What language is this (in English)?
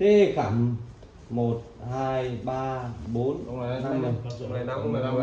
Vietnamese